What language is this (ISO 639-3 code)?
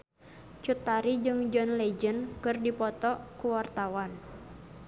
sun